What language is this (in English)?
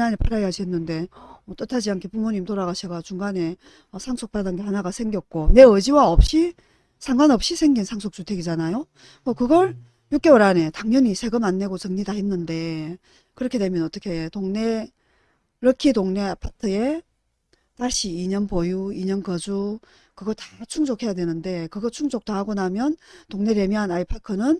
Korean